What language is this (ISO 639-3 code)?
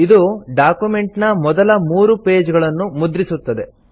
kan